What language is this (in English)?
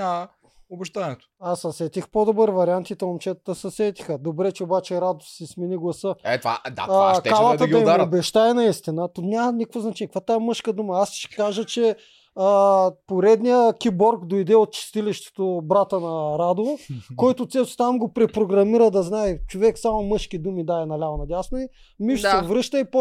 Bulgarian